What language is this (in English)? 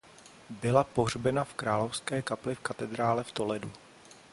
Czech